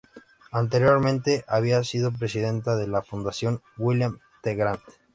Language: Spanish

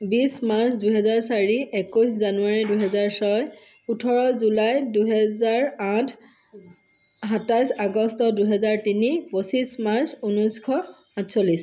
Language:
Assamese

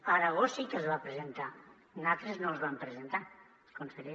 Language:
Catalan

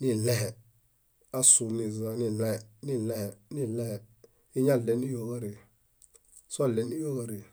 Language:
Bayot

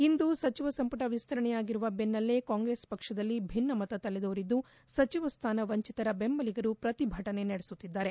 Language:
Kannada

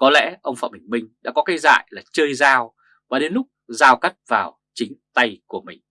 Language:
Vietnamese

